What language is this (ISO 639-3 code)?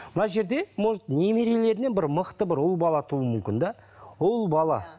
kaz